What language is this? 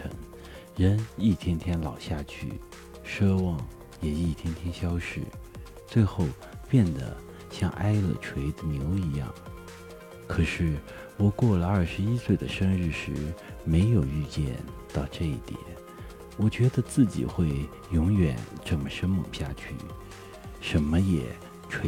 Chinese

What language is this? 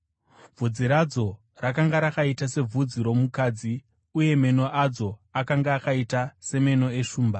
Shona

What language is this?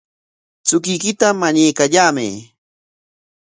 Corongo Ancash Quechua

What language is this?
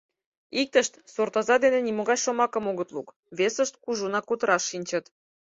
Mari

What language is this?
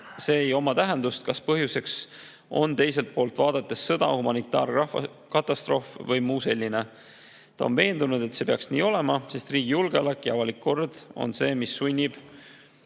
Estonian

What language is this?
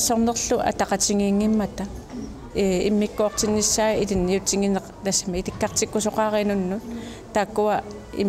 Arabic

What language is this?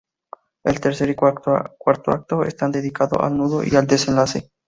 Spanish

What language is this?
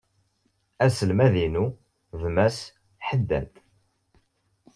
Kabyle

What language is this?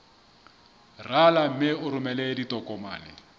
Southern Sotho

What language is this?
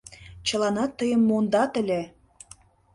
Mari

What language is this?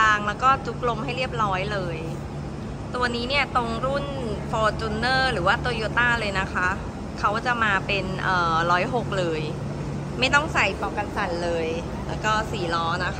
Thai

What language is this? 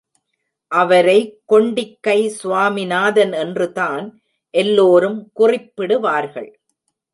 Tamil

